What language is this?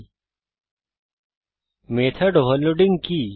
Bangla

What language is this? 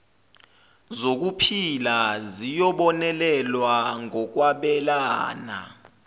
Zulu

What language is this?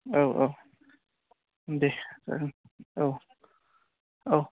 Bodo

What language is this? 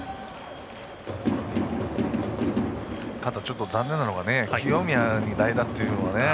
Japanese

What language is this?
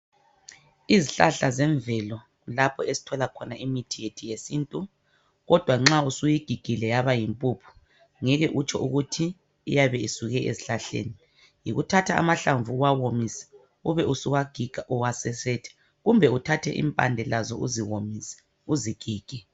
North Ndebele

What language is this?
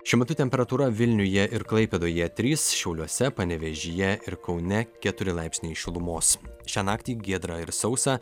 Lithuanian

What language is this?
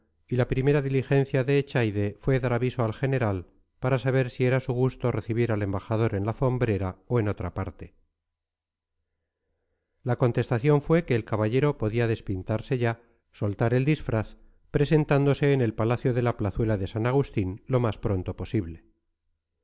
Spanish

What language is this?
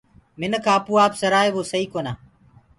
Gurgula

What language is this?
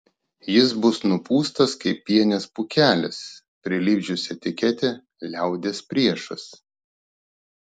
Lithuanian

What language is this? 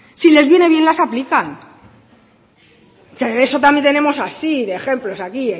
Spanish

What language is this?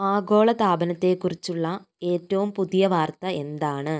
Malayalam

